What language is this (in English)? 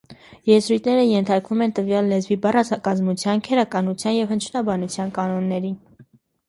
Armenian